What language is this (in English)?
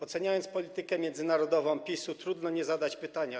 Polish